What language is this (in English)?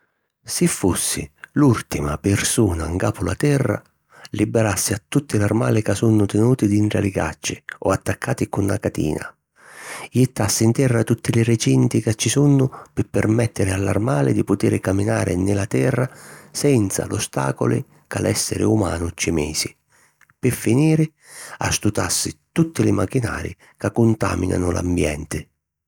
Sicilian